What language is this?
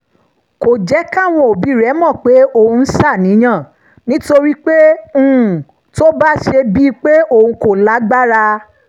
Yoruba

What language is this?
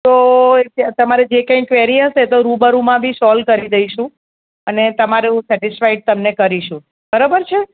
Gujarati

